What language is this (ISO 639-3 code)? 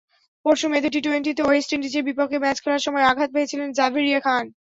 ben